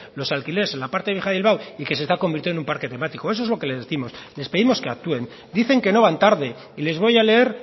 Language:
Spanish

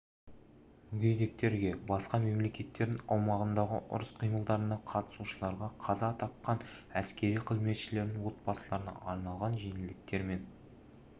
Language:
Kazakh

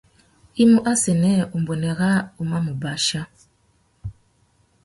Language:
Tuki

